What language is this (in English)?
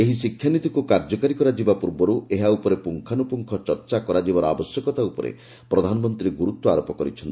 Odia